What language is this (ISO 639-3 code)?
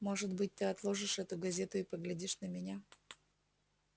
rus